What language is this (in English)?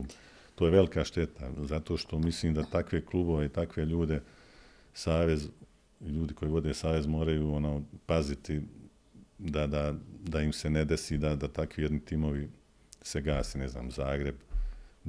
Croatian